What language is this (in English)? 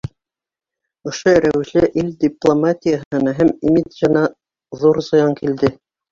Bashkir